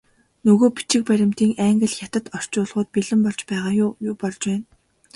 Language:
Mongolian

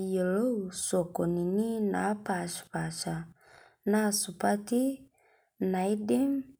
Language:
Masai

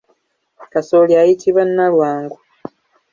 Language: Ganda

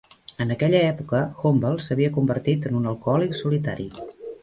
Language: Catalan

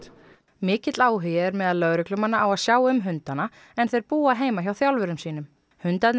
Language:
Icelandic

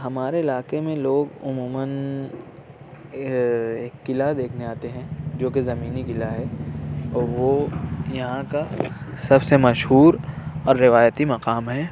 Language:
Urdu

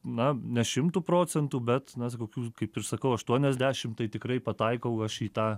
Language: Lithuanian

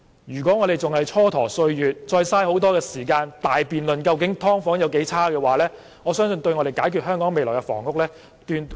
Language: Cantonese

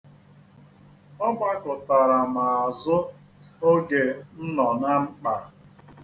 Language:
Igbo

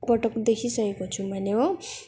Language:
Nepali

